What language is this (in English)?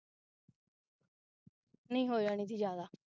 Punjabi